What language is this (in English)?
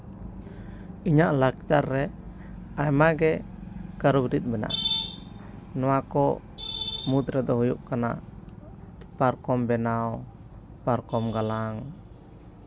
Santali